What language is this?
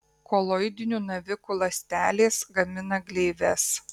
Lithuanian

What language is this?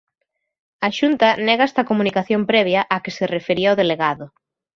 Galician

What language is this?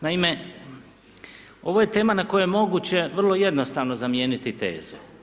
Croatian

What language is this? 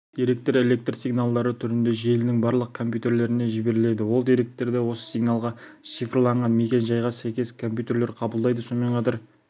Kazakh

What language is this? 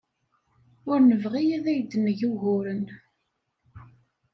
Kabyle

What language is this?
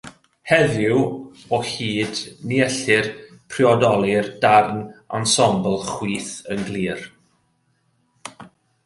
Welsh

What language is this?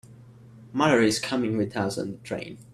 English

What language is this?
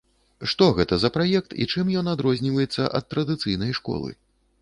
Belarusian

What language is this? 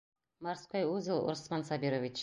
Bashkir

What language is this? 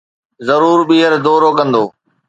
Sindhi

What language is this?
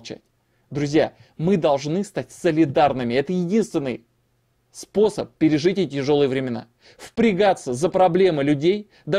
Russian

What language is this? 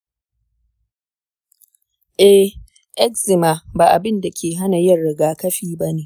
Hausa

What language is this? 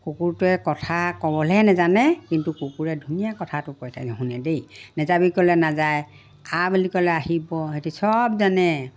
Assamese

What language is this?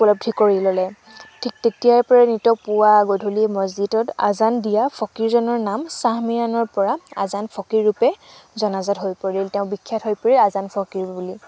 Assamese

